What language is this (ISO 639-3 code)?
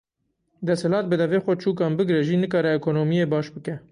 kur